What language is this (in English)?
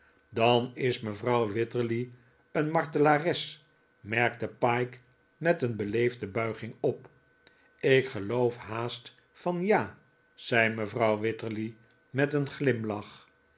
Dutch